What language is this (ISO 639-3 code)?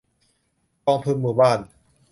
tha